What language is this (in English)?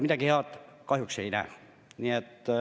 Estonian